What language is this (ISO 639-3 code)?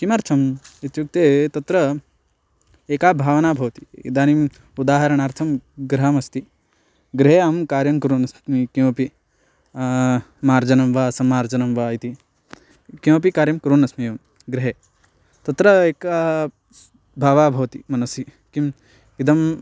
san